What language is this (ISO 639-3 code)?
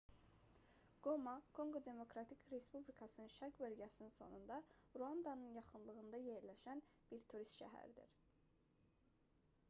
aze